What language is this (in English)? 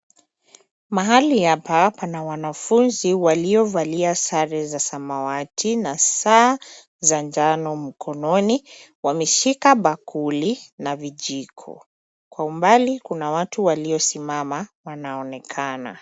Swahili